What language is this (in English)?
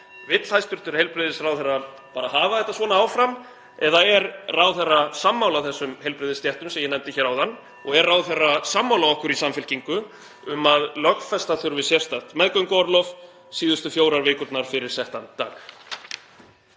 Icelandic